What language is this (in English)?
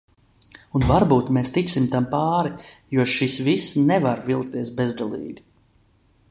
Latvian